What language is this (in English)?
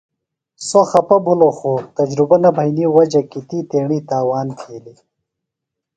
Phalura